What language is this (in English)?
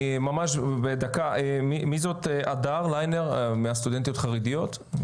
Hebrew